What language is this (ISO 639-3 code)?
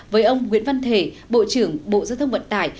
vie